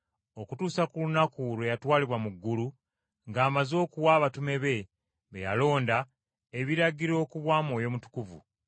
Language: Ganda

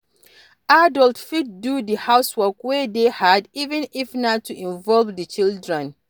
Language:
Nigerian Pidgin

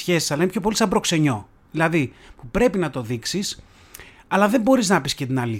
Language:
Greek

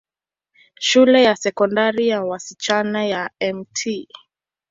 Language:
Swahili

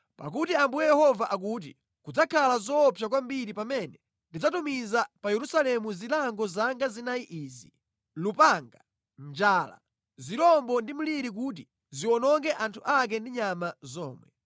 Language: Nyanja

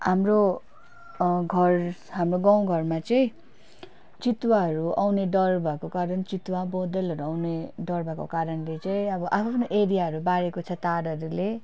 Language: Nepali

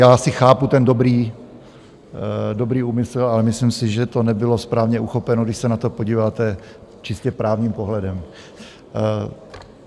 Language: Czech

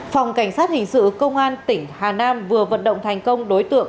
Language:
Vietnamese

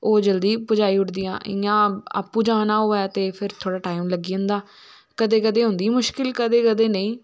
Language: Dogri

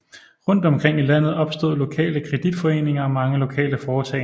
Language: Danish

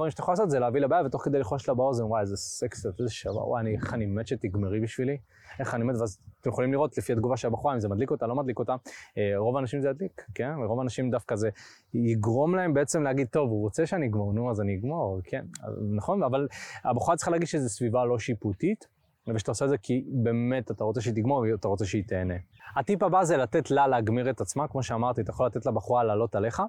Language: Hebrew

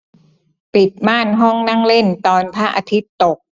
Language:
Thai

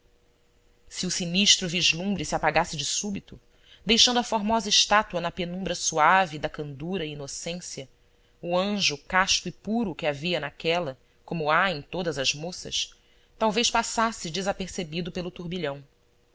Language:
Portuguese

